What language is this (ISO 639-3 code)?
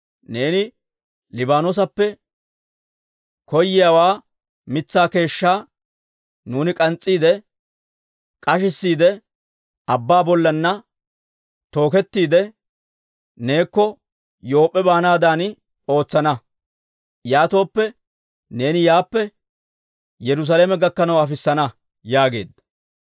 dwr